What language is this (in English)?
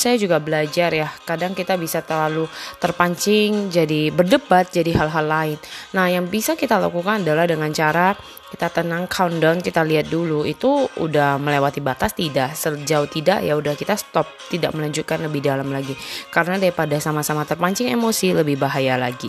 Indonesian